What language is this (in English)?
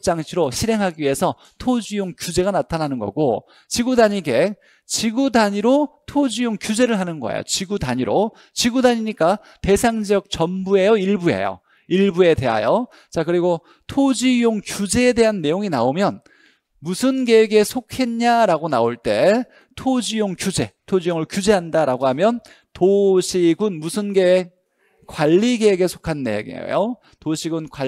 Korean